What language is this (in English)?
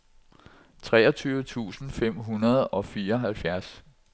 Danish